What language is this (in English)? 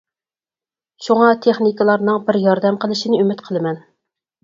Uyghur